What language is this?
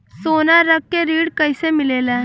Bhojpuri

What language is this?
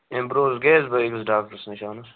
Kashmiri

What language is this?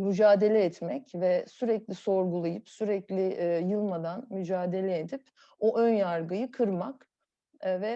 Turkish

